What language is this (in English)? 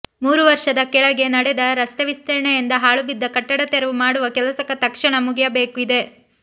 Kannada